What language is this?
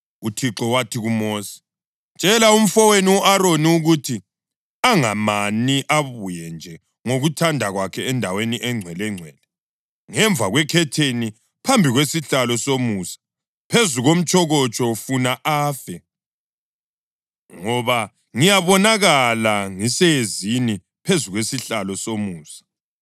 North Ndebele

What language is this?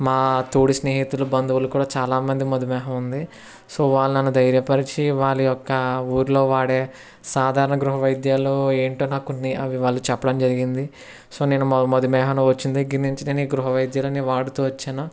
Telugu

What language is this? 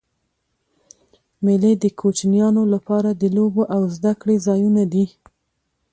Pashto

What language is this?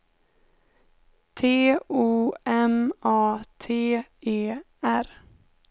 Swedish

